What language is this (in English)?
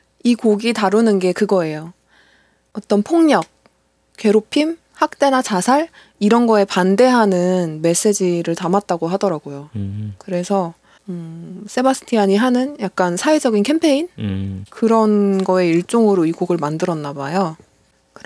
Korean